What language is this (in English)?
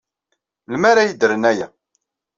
Kabyle